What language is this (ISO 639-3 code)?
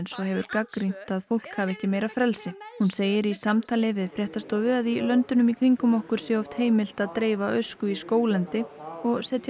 isl